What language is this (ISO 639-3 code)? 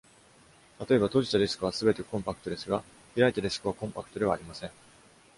jpn